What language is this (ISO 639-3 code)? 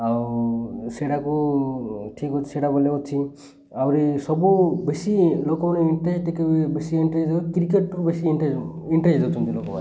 ori